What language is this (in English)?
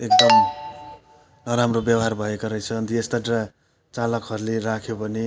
Nepali